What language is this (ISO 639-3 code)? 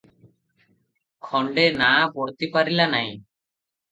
ori